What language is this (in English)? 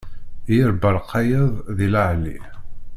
Kabyle